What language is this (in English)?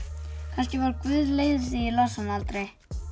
Icelandic